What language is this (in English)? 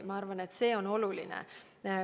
Estonian